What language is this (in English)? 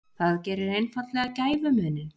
Icelandic